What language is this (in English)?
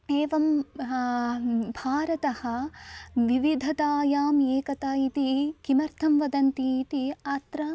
Sanskrit